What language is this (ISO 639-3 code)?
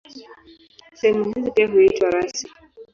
swa